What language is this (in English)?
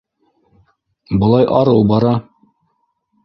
Bashkir